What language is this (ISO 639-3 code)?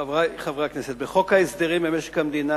heb